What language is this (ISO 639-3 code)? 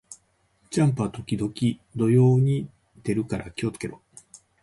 jpn